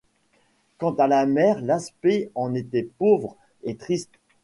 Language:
French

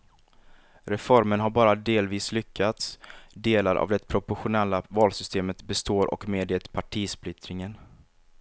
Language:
Swedish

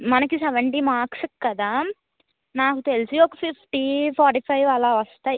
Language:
Telugu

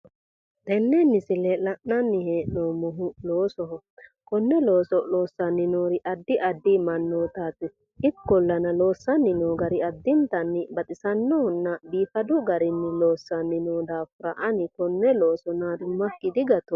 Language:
Sidamo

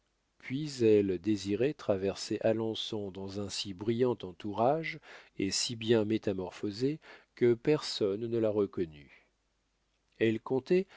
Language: French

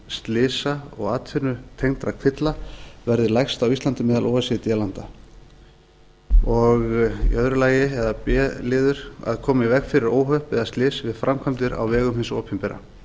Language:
Icelandic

